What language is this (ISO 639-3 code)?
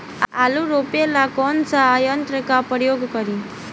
bho